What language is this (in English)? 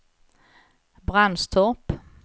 Swedish